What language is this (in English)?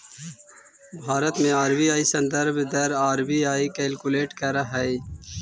Magahi